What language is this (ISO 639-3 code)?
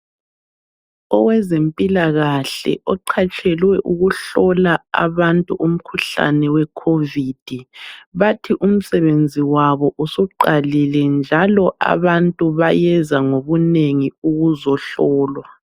nde